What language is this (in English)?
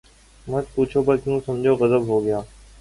Urdu